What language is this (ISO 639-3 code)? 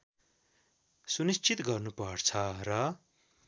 nep